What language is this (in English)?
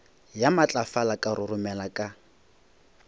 Northern Sotho